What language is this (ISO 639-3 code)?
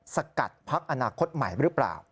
tha